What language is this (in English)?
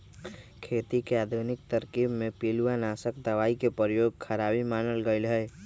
Magahi